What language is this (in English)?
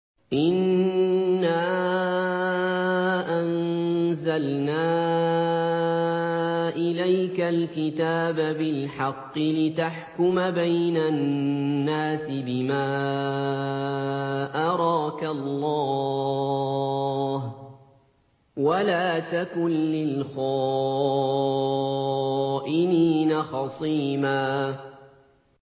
Arabic